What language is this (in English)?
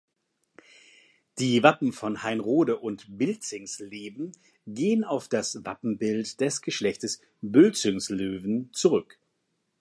German